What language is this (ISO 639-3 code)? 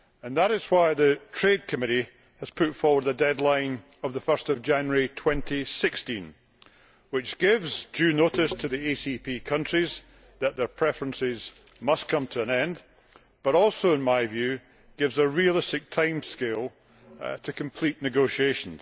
eng